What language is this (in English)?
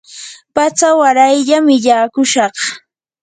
Yanahuanca Pasco Quechua